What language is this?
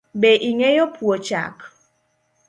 Luo (Kenya and Tanzania)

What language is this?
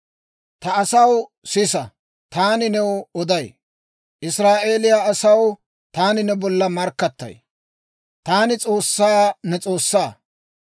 Dawro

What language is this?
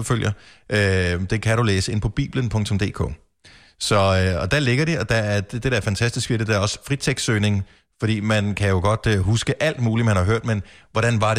Danish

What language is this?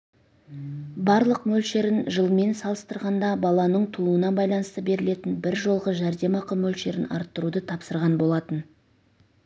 Kazakh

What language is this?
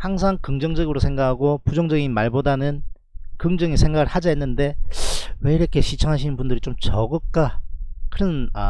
Korean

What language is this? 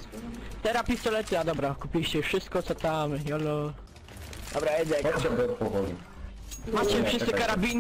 Polish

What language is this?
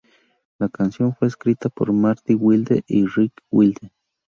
Spanish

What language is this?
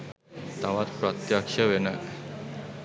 Sinhala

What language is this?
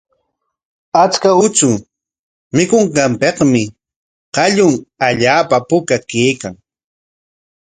Corongo Ancash Quechua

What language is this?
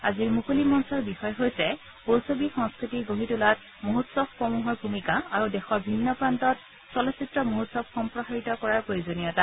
Assamese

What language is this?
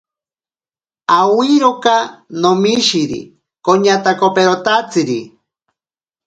Ashéninka Perené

